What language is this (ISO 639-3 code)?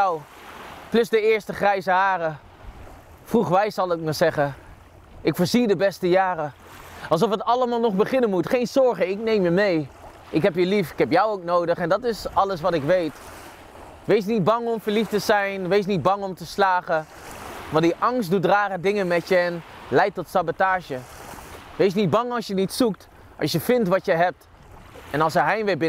nld